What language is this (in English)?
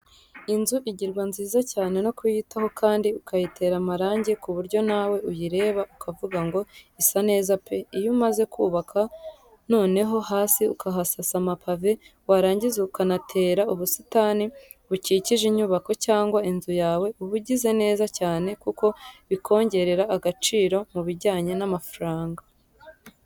Kinyarwanda